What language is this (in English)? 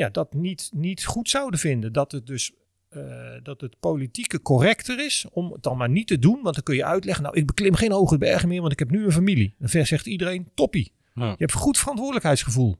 Dutch